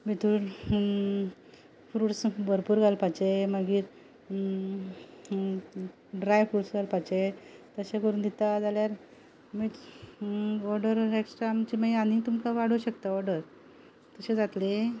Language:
Konkani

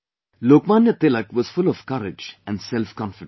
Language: English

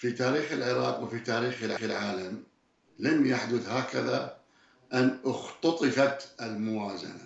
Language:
Arabic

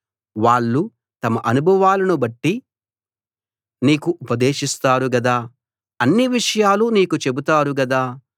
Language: Telugu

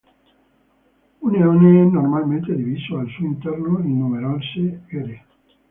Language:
Italian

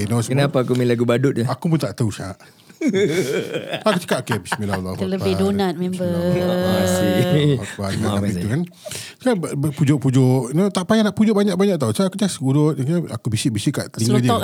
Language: Malay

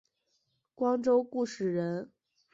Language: Chinese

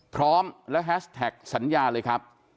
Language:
Thai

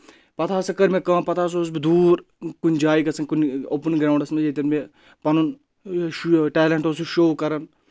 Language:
Kashmiri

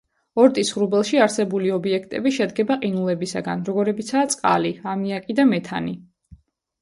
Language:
Georgian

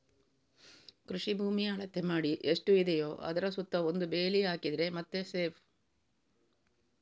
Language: Kannada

